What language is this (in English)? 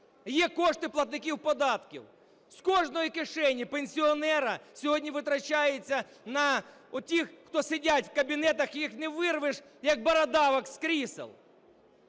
Ukrainian